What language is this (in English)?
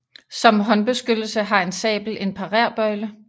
Danish